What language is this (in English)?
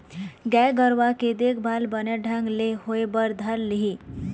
Chhattisgarhi